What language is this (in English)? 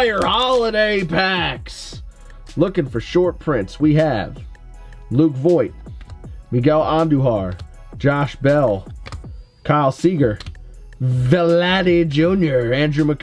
English